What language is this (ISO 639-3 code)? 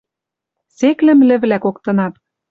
mrj